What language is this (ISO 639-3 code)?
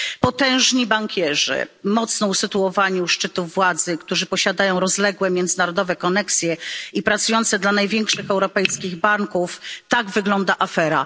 pol